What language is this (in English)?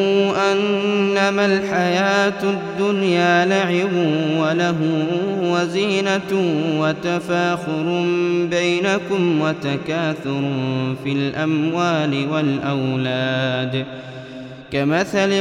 Arabic